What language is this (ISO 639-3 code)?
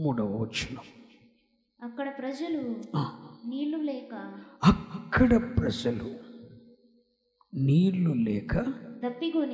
tel